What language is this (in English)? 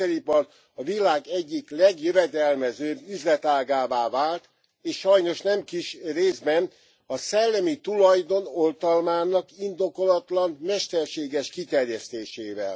Hungarian